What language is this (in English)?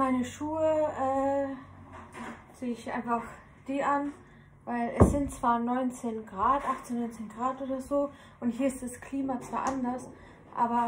German